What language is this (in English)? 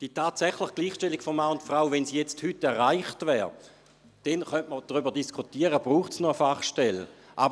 Swiss German